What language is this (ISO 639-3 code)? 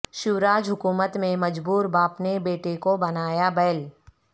urd